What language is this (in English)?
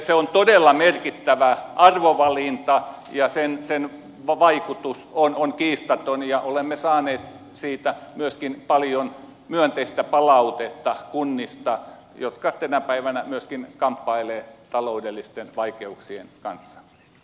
Finnish